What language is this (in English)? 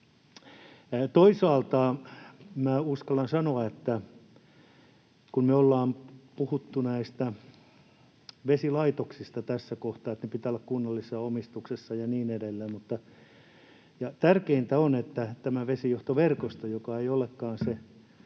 Finnish